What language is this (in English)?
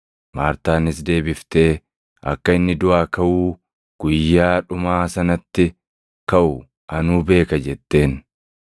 Oromo